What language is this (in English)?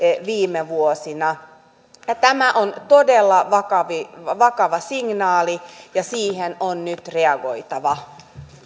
Finnish